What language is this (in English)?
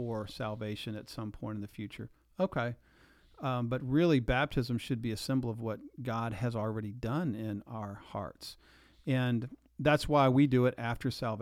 English